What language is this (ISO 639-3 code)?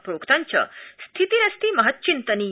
san